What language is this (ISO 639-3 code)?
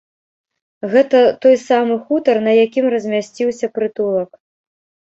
bel